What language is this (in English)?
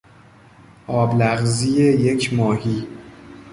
Persian